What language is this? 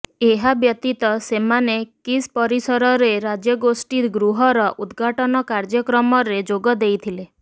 Odia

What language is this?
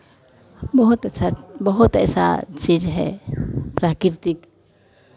Hindi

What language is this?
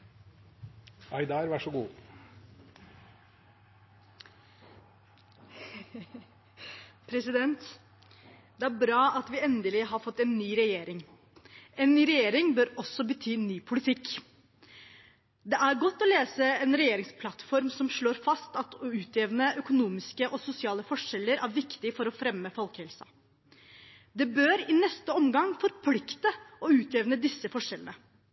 Norwegian Bokmål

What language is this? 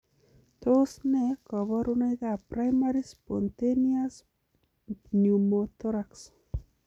Kalenjin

